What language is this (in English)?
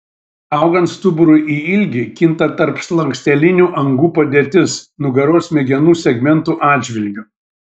Lithuanian